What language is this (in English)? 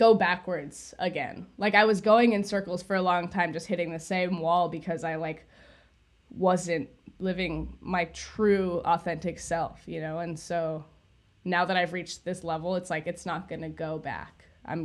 English